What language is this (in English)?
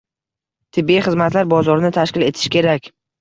Uzbek